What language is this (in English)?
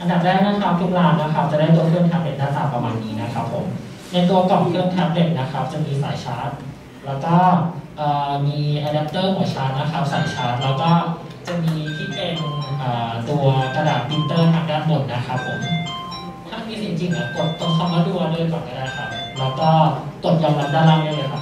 Thai